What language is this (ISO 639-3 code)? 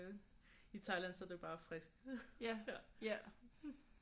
dan